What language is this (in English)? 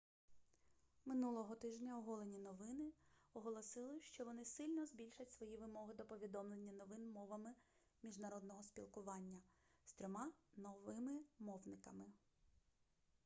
Ukrainian